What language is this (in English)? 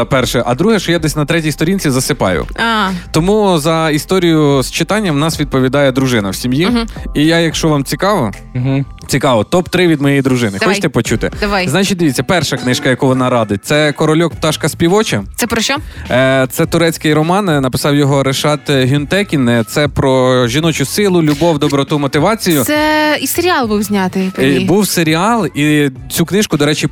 Ukrainian